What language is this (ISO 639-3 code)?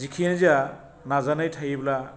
brx